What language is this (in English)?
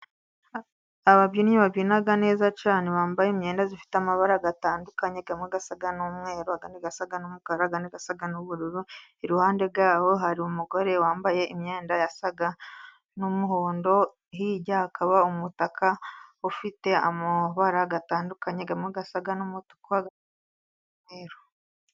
Kinyarwanda